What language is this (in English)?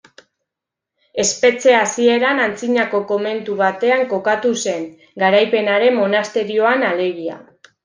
Basque